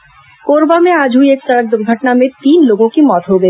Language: Hindi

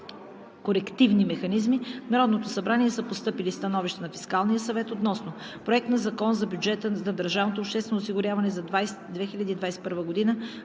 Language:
Bulgarian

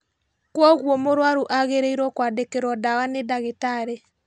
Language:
Kikuyu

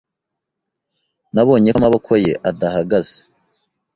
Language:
Kinyarwanda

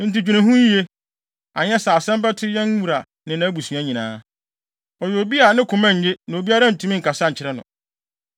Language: Akan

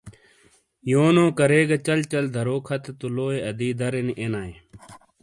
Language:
Shina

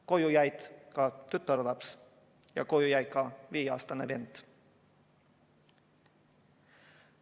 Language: Estonian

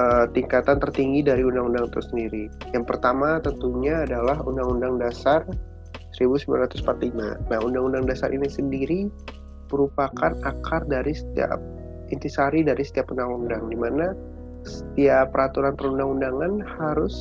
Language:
Indonesian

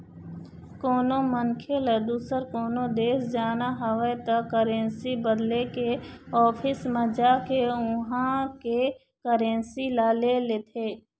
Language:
Chhattisgarhi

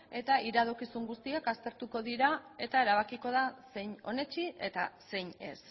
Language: Basque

